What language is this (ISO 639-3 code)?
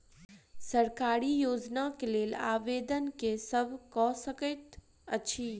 mai